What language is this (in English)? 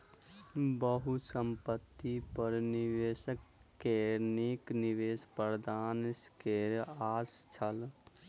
Maithili